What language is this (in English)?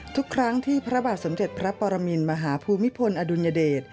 Thai